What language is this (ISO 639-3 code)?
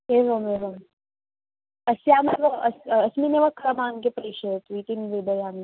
san